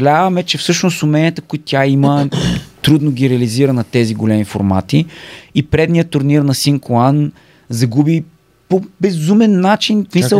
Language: Bulgarian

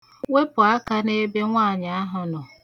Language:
Igbo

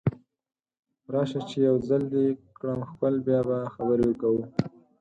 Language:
Pashto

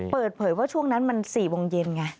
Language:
Thai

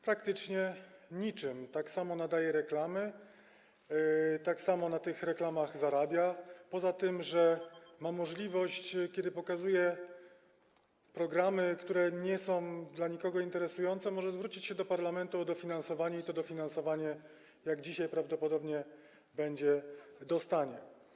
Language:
Polish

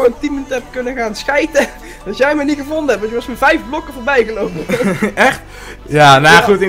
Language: Dutch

